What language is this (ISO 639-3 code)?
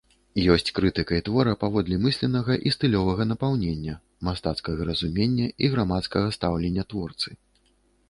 bel